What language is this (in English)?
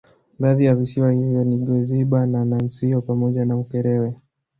Swahili